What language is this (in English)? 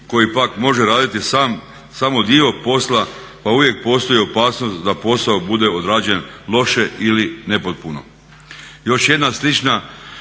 Croatian